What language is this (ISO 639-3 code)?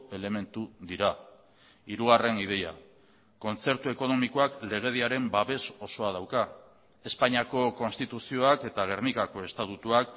eus